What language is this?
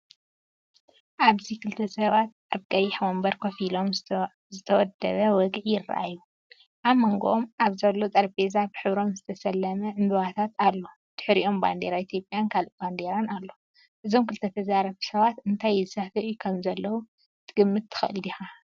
Tigrinya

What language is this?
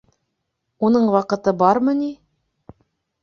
Bashkir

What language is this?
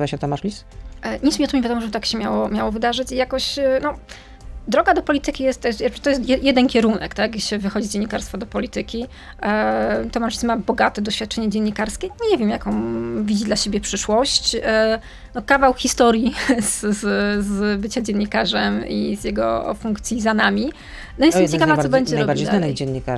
Polish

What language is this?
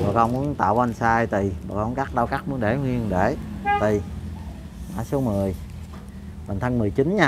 Vietnamese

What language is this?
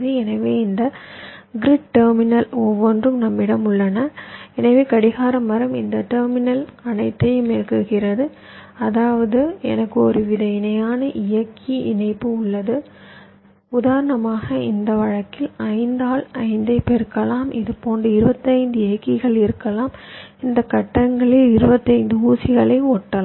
Tamil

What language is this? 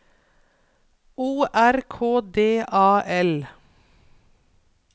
Norwegian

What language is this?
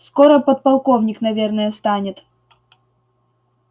Russian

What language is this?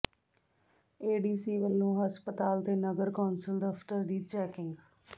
Punjabi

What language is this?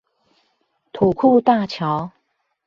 Chinese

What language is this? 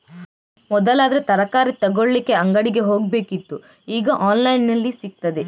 Kannada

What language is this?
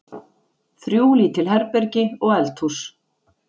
Icelandic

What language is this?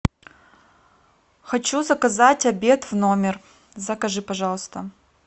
Russian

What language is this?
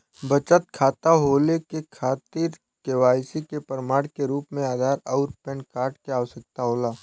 Bhojpuri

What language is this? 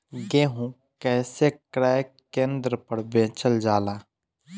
Bhojpuri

